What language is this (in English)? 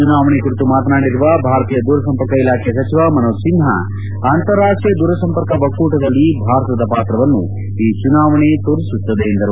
Kannada